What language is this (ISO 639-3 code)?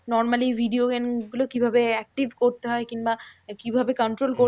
ben